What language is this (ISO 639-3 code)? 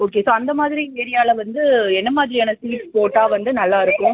tam